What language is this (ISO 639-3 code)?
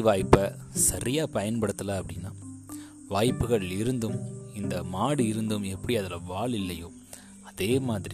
tam